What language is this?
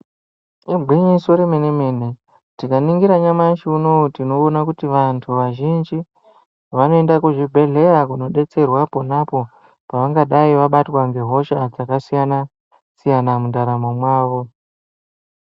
Ndau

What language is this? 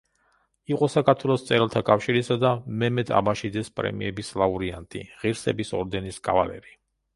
Georgian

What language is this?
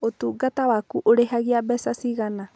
Kikuyu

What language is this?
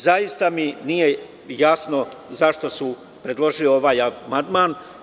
Serbian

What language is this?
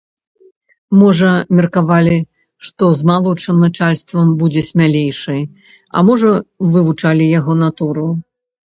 Belarusian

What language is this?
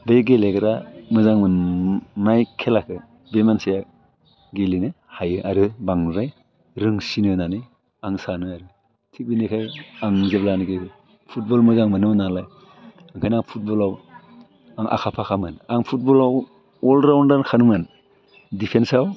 Bodo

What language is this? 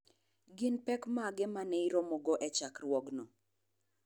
Luo (Kenya and Tanzania)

